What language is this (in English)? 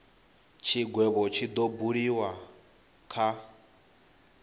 Venda